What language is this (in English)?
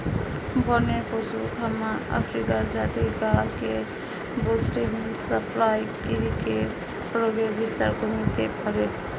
Bangla